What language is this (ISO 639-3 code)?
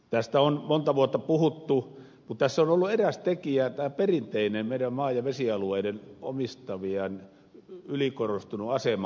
fin